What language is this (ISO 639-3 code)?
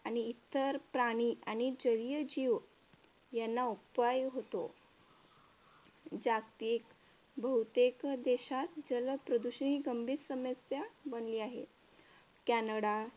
mar